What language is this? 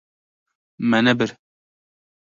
Kurdish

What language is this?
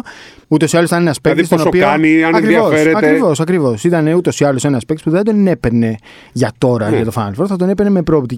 Greek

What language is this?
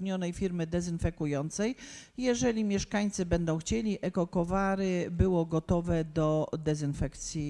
Polish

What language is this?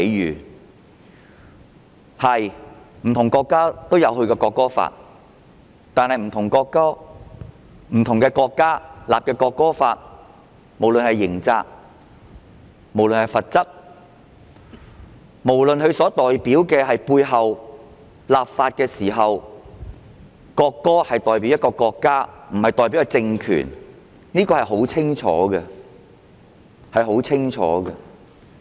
Cantonese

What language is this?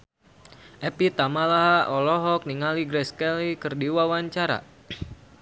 Sundanese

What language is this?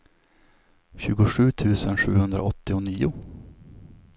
Swedish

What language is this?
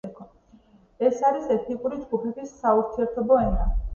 Georgian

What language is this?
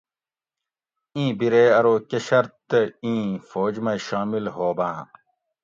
Gawri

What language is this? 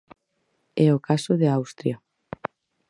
Galician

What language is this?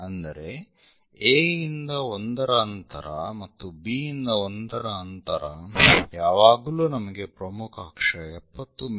Kannada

